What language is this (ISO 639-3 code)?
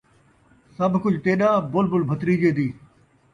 skr